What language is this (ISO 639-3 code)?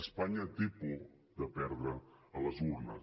cat